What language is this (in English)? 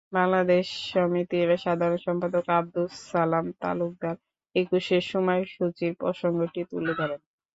Bangla